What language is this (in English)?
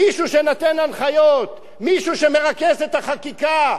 Hebrew